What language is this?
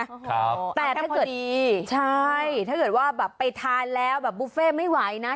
Thai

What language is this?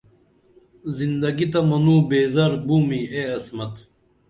Dameli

